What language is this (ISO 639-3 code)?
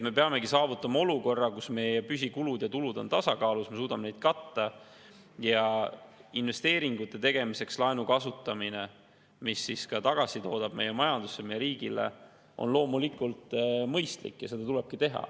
est